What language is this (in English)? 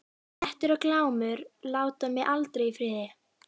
Icelandic